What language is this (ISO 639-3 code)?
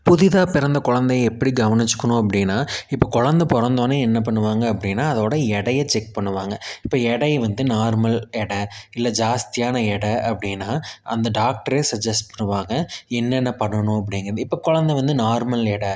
tam